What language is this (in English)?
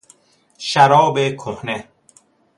Persian